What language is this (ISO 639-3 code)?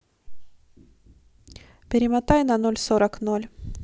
rus